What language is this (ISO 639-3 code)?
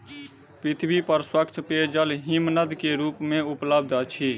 mai